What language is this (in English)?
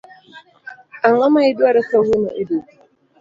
Luo (Kenya and Tanzania)